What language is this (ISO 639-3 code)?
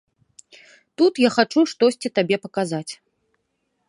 bel